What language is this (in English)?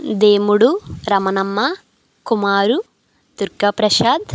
Telugu